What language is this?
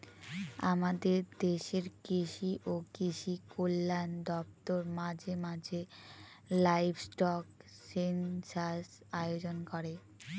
Bangla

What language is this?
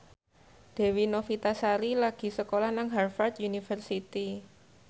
Javanese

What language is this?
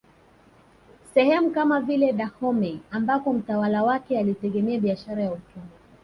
Swahili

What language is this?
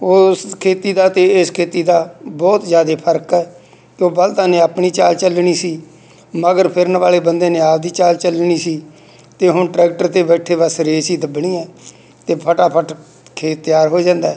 Punjabi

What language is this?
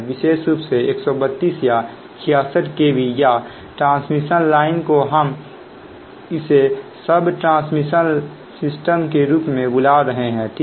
Hindi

